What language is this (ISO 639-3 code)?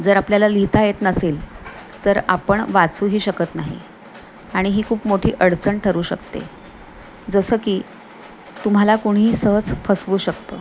mar